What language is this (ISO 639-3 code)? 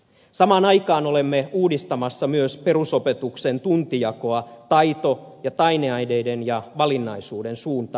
fin